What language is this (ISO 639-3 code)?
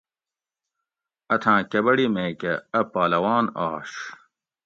gwc